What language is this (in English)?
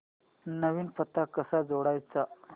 Marathi